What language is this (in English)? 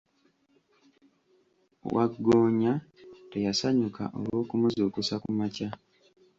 Ganda